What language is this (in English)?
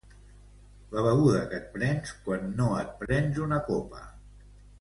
Catalan